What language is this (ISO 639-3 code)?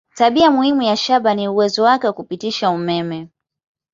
swa